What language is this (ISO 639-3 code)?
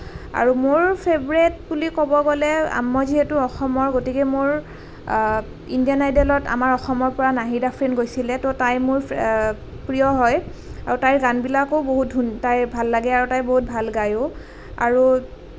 asm